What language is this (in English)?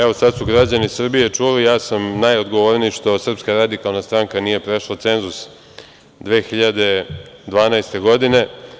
Serbian